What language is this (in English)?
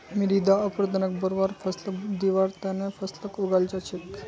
Magahi